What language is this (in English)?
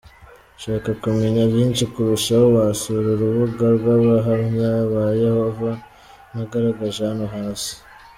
Kinyarwanda